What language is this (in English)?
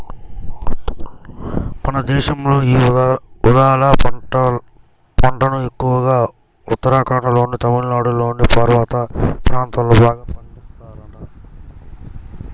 Telugu